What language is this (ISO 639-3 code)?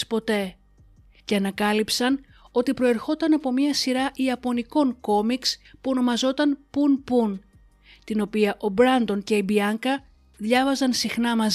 ell